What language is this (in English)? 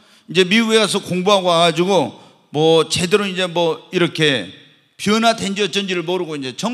Korean